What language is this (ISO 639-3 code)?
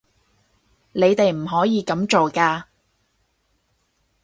yue